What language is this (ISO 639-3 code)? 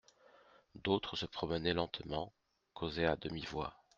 fra